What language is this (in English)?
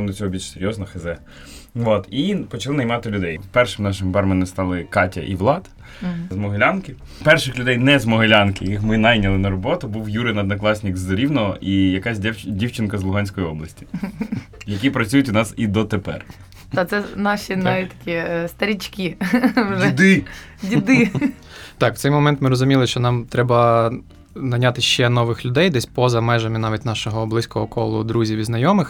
Ukrainian